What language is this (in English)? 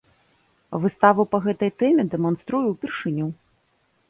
Belarusian